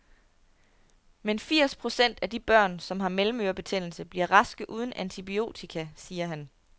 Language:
Danish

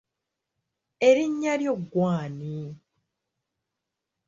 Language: Ganda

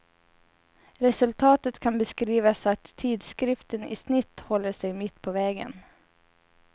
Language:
Swedish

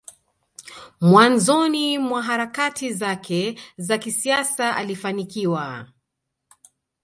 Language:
Swahili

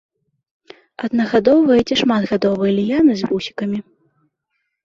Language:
Belarusian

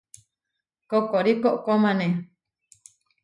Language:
Huarijio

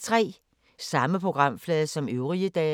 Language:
Danish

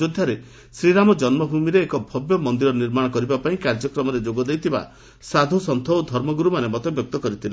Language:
Odia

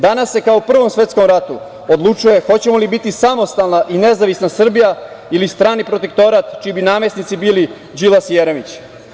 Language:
Serbian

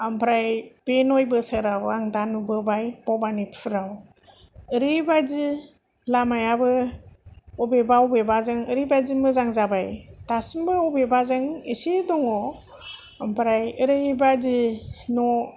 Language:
Bodo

